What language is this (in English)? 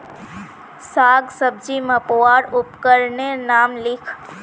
Magahi